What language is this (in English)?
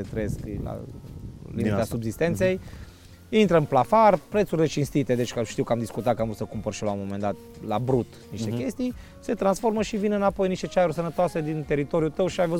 Romanian